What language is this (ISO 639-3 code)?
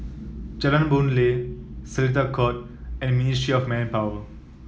eng